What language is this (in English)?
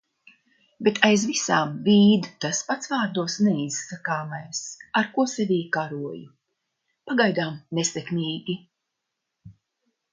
Latvian